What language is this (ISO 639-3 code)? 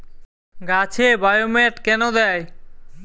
ben